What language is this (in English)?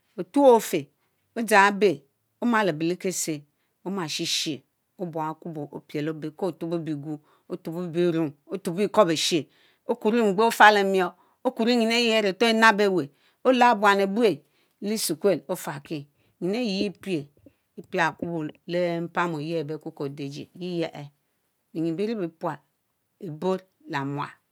Mbe